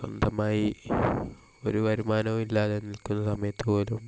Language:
Malayalam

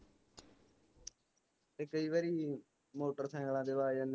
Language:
Punjabi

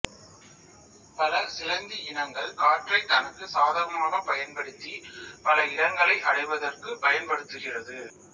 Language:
Tamil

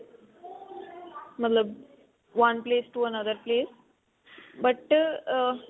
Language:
Punjabi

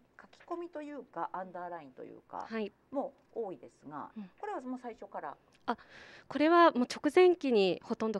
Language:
Japanese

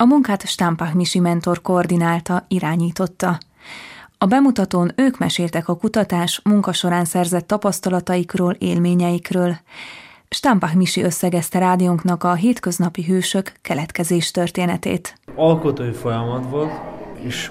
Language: Hungarian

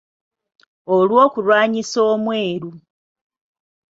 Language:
Ganda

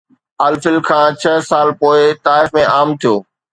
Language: Sindhi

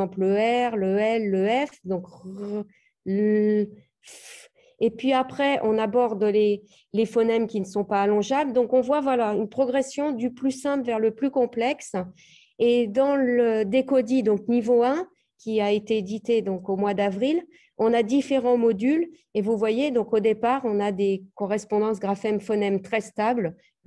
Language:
French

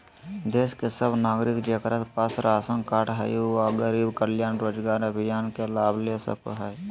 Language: Magahi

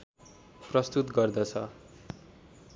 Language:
Nepali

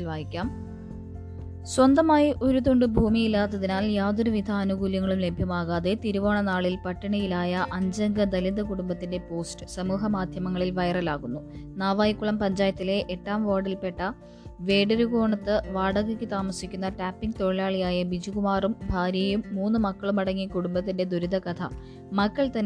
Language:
Malayalam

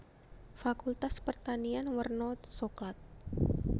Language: Javanese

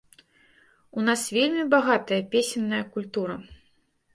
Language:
Belarusian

